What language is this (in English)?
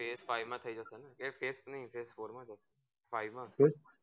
Gujarati